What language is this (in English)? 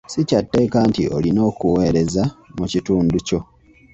Ganda